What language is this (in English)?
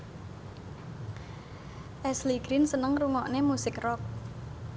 Javanese